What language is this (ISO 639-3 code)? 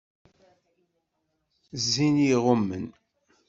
kab